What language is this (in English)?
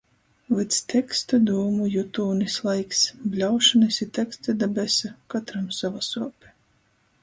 Latgalian